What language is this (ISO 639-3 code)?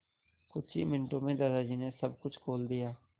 hin